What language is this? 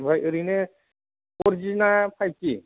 Bodo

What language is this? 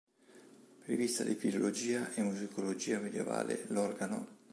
Italian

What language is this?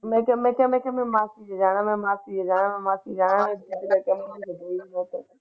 Punjabi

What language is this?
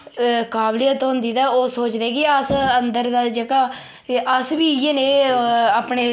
Dogri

